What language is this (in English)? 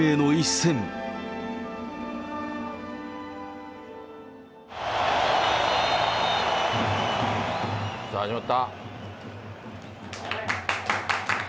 Japanese